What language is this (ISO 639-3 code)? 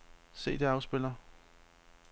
dan